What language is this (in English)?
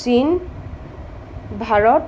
Assamese